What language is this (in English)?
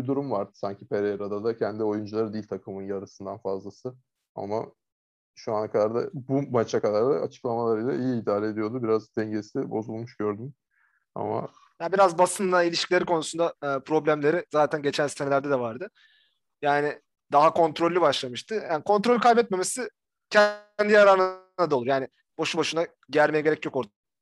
Turkish